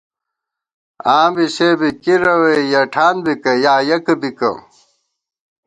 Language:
Gawar-Bati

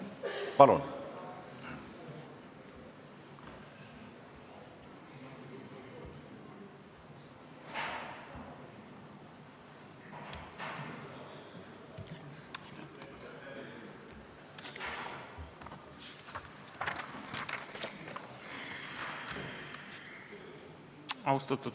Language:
Estonian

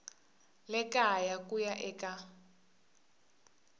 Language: Tsonga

